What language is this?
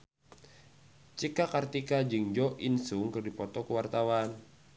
Sundanese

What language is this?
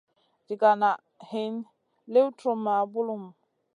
Masana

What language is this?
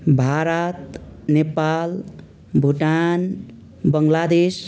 Nepali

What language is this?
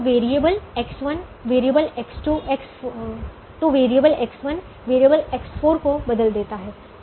Hindi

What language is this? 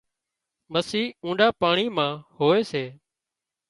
Wadiyara Koli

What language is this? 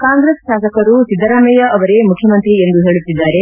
Kannada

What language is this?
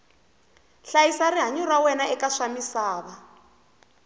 Tsonga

